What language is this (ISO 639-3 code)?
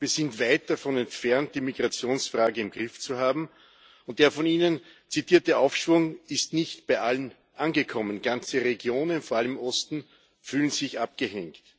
deu